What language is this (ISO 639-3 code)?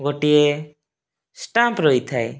ori